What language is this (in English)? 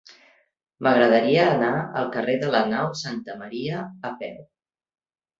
Catalan